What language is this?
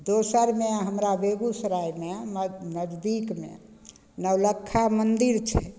Maithili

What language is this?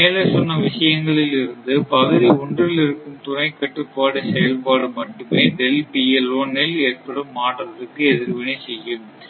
Tamil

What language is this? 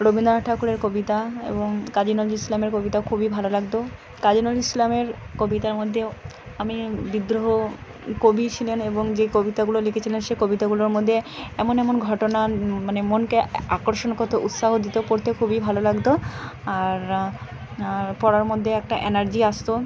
Bangla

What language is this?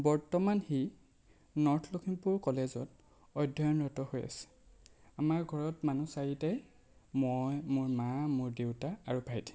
Assamese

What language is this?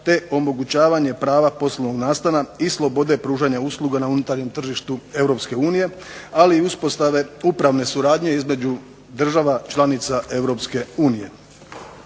Croatian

